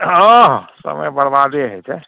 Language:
Maithili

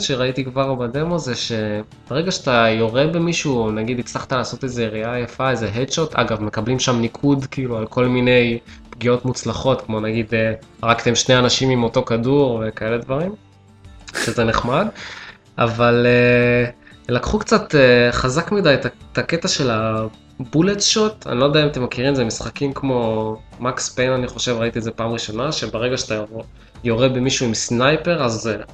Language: Hebrew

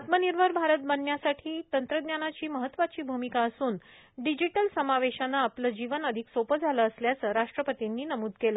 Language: Marathi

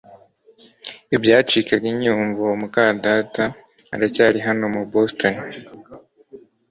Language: Kinyarwanda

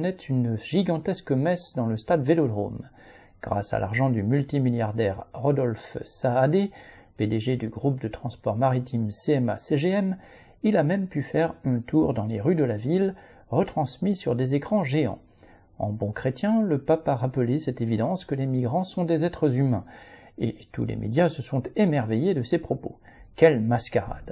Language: French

